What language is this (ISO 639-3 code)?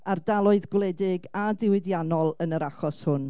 cym